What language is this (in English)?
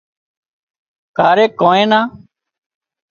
Wadiyara Koli